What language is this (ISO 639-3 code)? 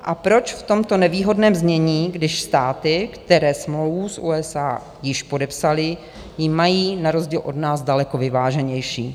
ces